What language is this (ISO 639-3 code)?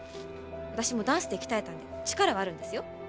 jpn